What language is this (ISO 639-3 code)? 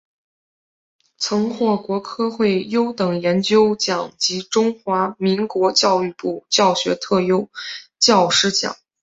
zho